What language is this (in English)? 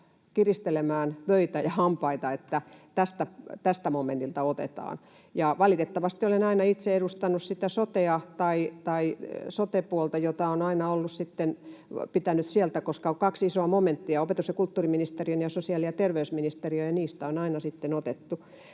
Finnish